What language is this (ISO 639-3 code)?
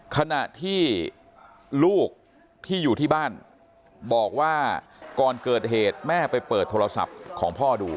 tha